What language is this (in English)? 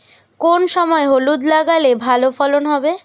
Bangla